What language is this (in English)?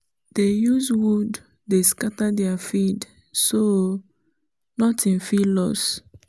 Nigerian Pidgin